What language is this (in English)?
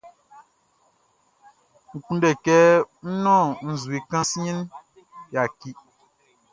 Baoulé